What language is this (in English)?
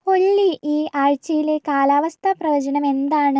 Malayalam